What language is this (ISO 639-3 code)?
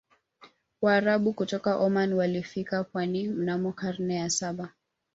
swa